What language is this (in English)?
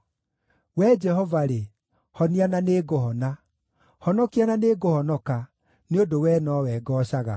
Kikuyu